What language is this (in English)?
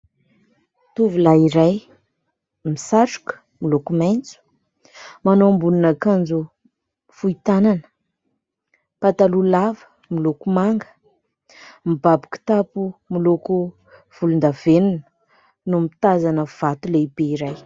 Malagasy